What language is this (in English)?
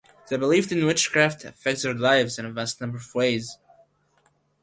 English